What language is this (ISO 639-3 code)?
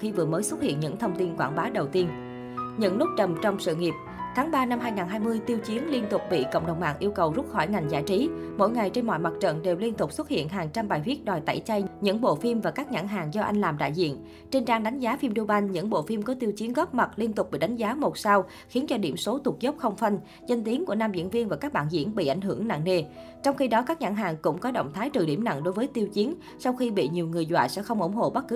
vie